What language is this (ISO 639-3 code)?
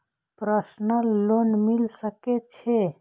mai